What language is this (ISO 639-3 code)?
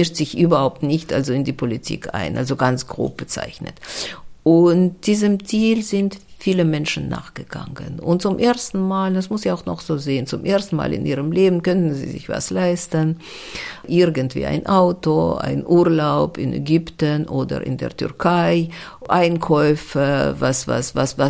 deu